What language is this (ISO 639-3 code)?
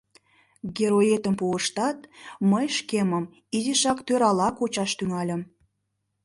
chm